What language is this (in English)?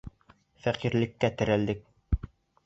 Bashkir